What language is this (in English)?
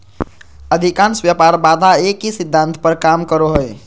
Magahi